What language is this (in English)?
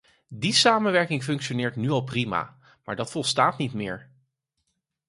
Dutch